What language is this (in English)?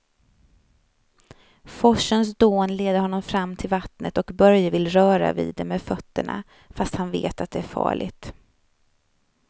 Swedish